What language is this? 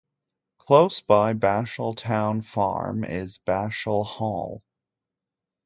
English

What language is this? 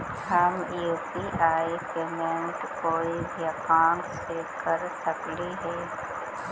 Magahi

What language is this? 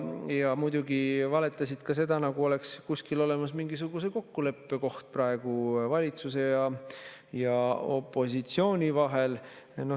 Estonian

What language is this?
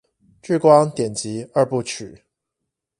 Chinese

